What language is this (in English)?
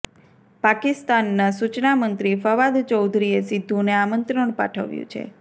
Gujarati